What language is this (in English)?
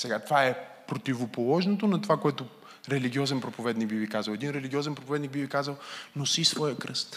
Bulgarian